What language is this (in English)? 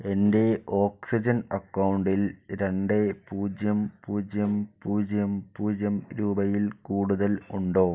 Malayalam